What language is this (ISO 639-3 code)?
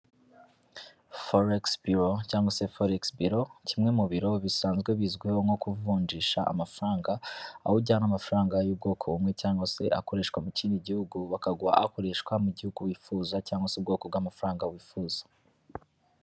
kin